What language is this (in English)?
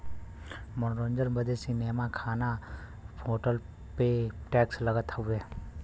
Bhojpuri